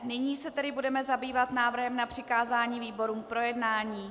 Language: Czech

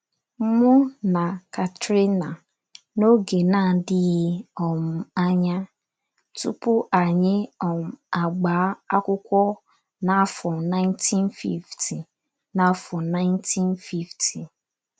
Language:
Igbo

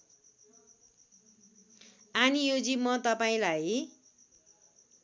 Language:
Nepali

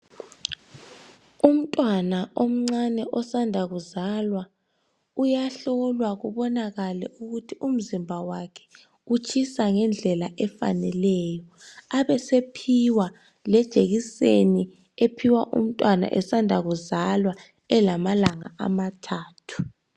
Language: North Ndebele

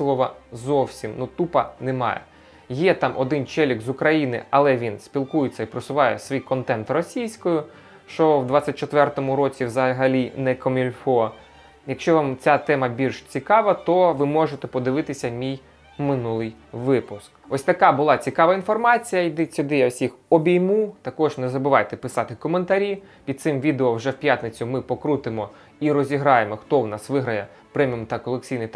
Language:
Ukrainian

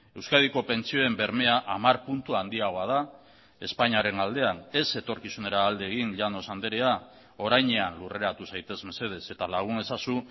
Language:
Basque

